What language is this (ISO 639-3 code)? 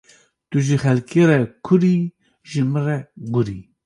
kur